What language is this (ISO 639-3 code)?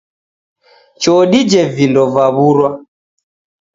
dav